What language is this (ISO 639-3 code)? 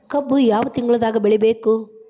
kan